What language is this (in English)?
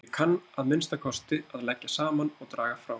Icelandic